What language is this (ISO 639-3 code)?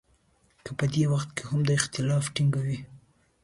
pus